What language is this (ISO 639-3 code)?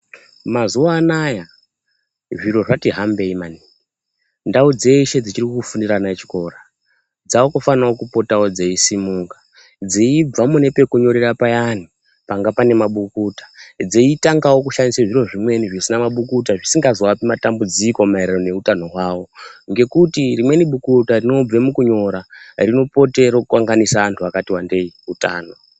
ndc